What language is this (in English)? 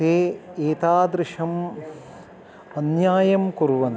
Sanskrit